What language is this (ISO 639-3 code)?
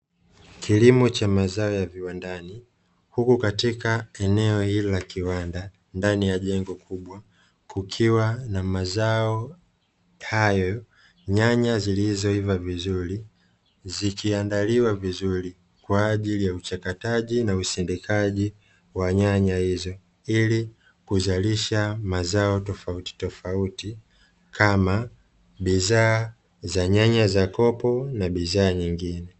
swa